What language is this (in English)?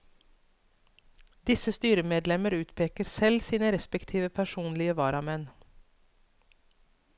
Norwegian